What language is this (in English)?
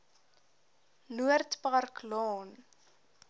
Afrikaans